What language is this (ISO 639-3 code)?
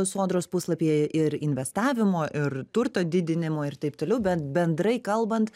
lit